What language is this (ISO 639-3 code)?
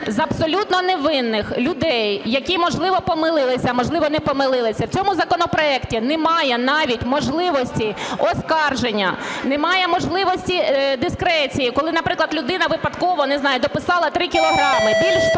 ukr